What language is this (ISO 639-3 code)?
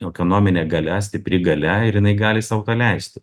lit